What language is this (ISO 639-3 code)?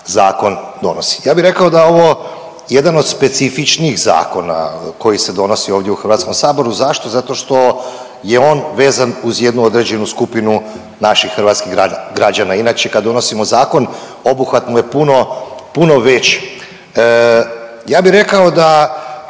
hrv